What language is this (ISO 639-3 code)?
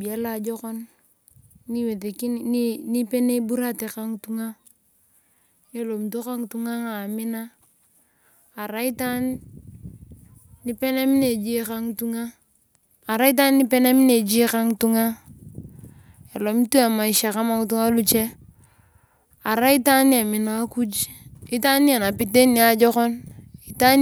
tuv